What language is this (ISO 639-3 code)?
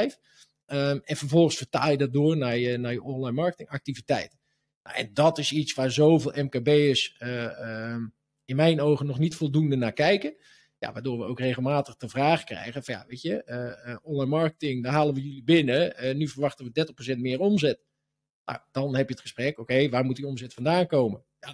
nld